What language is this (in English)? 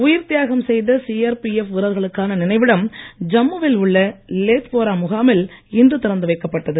Tamil